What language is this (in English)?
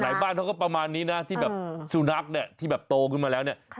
Thai